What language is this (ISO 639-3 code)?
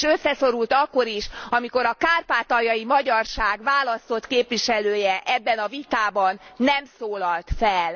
hun